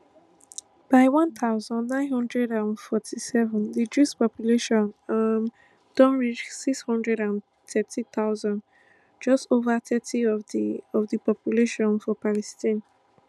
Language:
Nigerian Pidgin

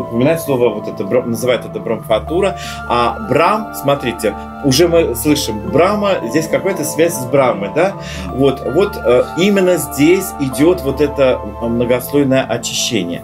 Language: Russian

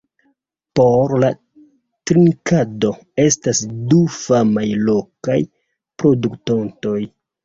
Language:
Esperanto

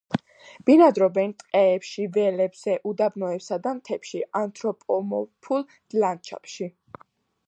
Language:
Georgian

